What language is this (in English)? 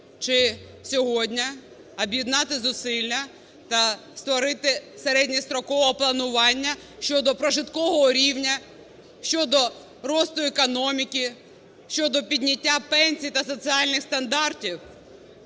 Ukrainian